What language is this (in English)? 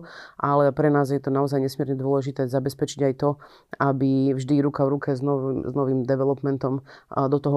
Slovak